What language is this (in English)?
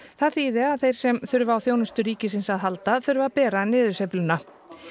Icelandic